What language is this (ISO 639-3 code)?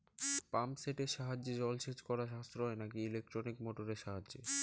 ben